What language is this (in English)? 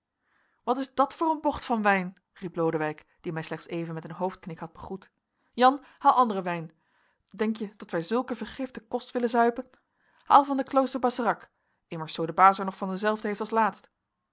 Dutch